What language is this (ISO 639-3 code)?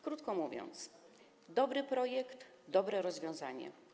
pol